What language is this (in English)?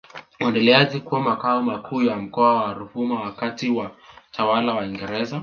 Swahili